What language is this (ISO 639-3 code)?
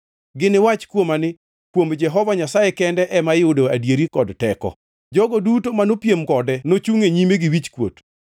luo